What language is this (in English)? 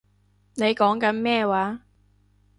Cantonese